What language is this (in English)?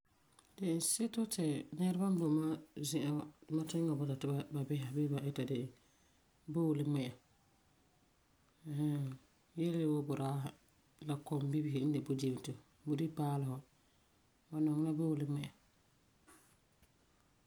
Frafra